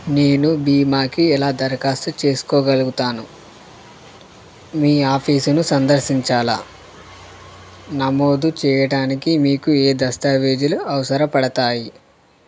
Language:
Telugu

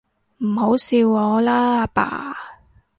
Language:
Cantonese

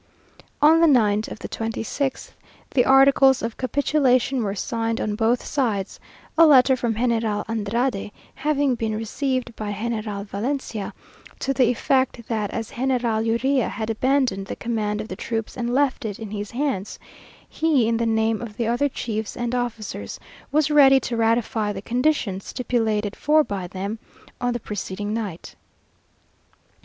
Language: English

